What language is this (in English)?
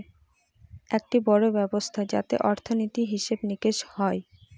Bangla